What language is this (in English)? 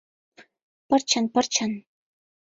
Mari